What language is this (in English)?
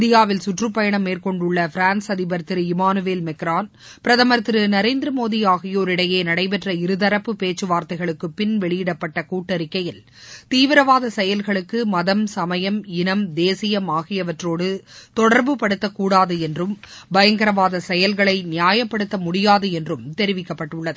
Tamil